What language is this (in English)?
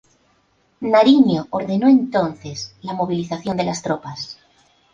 Spanish